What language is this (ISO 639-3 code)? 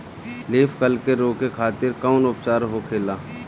bho